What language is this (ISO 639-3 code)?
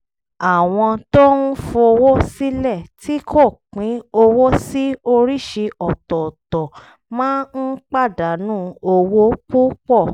yor